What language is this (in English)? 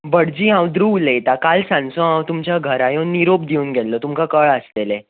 Konkani